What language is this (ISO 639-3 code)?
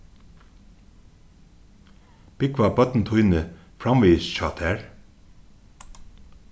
fao